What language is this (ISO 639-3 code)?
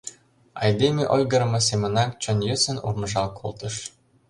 chm